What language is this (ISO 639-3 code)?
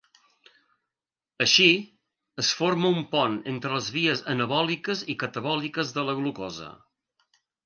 cat